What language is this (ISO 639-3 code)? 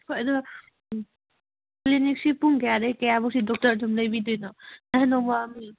mni